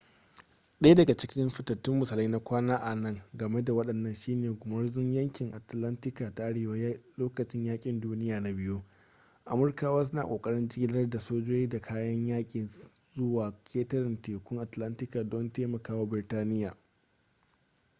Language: Hausa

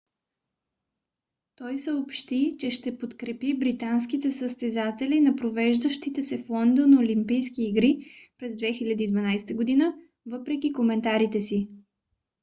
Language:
Bulgarian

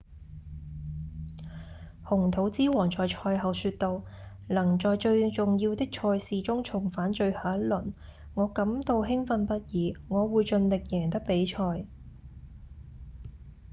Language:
Cantonese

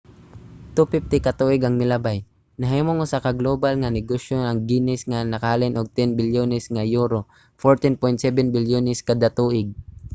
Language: Cebuano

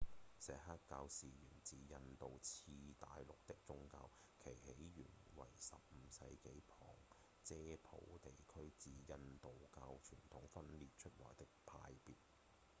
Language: Cantonese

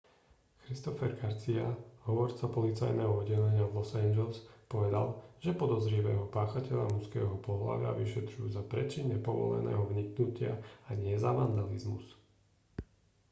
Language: Slovak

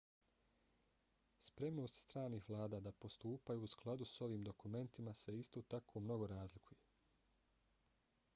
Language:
Bosnian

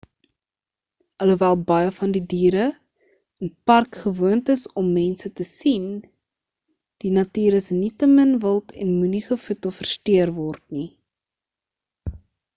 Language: Afrikaans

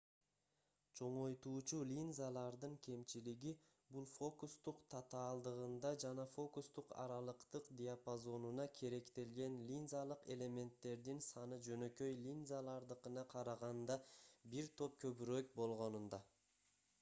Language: Kyrgyz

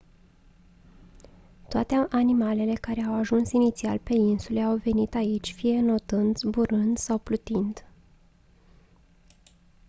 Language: Romanian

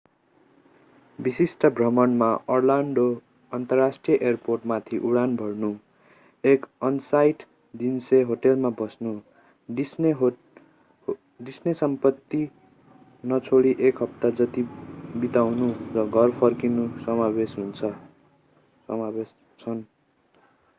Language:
Nepali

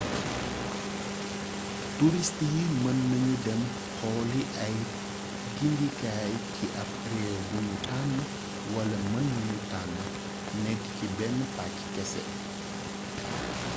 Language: Wolof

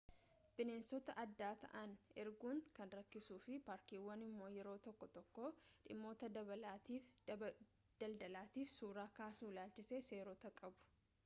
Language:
Oromo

